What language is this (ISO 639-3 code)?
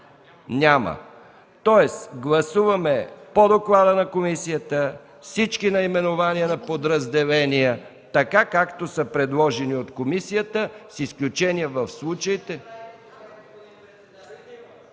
bul